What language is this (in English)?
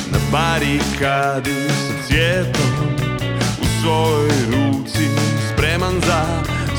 Croatian